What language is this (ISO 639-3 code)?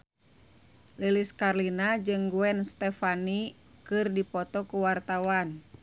sun